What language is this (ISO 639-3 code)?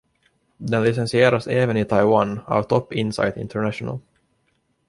swe